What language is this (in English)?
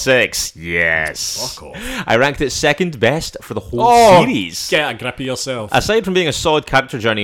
English